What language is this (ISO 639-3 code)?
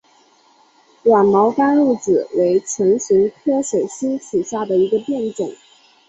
zho